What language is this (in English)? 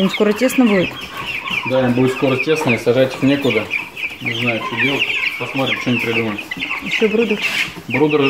Russian